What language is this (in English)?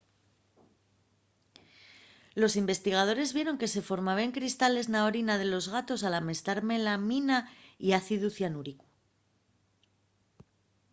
Asturian